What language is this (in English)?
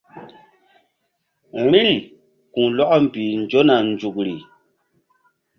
Mbum